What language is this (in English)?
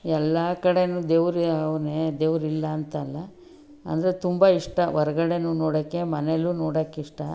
Kannada